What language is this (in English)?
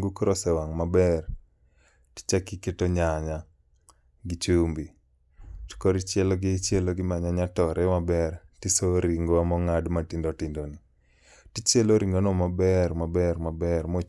Luo (Kenya and Tanzania)